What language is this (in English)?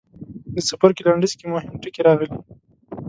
Pashto